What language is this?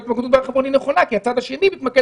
Hebrew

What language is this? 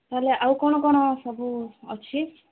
Odia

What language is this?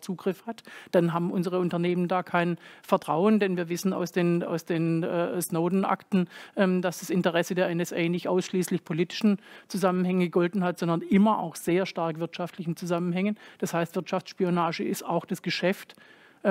German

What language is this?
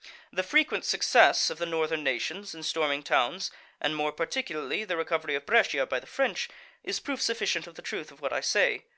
English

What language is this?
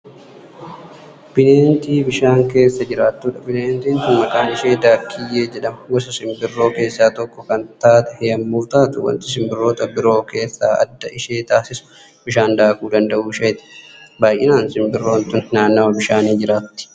Oromo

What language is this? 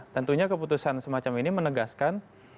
Indonesian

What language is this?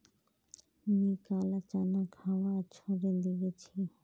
Magahi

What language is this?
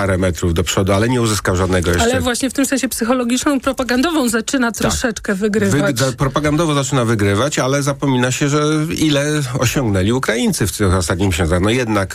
Polish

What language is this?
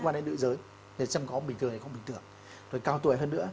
Vietnamese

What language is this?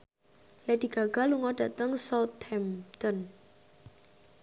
Javanese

